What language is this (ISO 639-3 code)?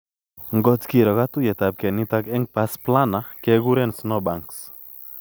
kln